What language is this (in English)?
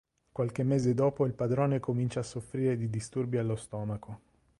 Italian